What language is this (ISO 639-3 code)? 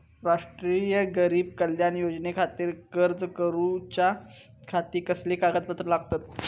mar